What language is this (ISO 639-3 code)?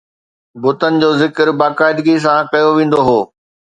snd